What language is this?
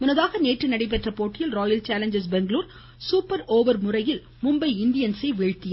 Tamil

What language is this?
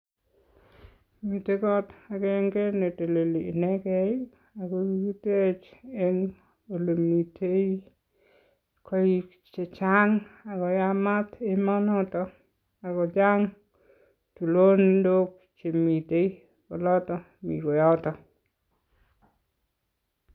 Kalenjin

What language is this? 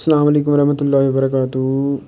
Kashmiri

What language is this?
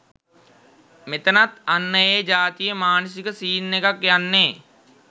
Sinhala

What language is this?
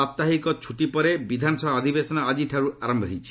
Odia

